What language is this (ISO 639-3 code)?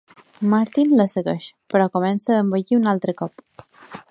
cat